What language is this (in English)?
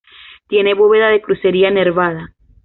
Spanish